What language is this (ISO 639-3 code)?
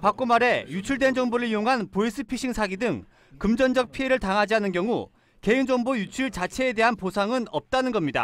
kor